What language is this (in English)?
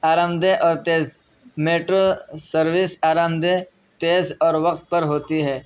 Urdu